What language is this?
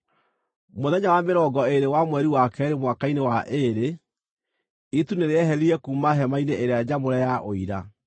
Kikuyu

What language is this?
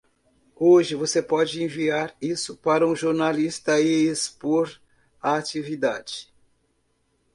Portuguese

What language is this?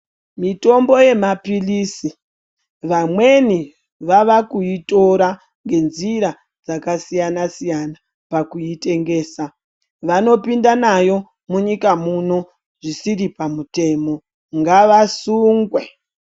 Ndau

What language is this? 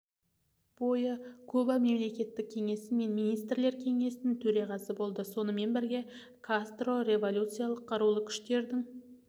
Kazakh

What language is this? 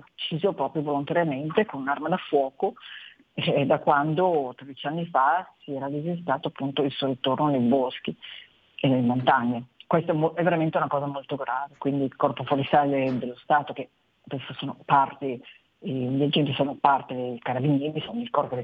Italian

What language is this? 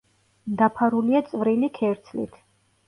Georgian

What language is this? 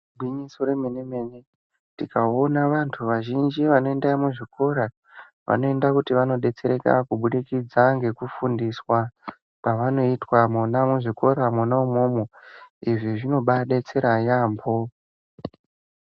Ndau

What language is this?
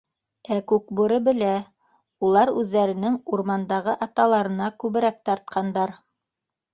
Bashkir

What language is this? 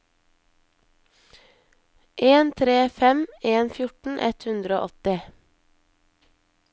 Norwegian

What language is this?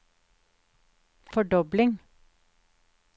Norwegian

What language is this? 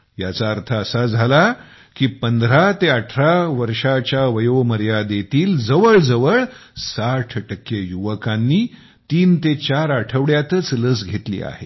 Marathi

